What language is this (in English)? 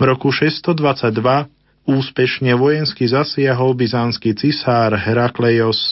Slovak